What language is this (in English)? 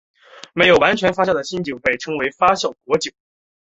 Chinese